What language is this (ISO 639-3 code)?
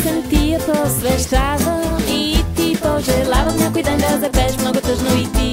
bul